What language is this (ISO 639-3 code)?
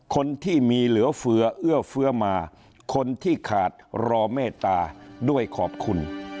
tha